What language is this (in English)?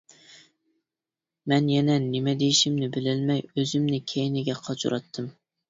Uyghur